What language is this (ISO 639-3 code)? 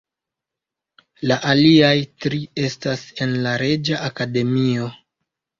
epo